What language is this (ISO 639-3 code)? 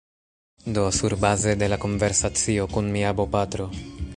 epo